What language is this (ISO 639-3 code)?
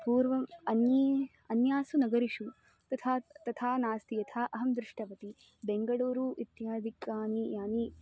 san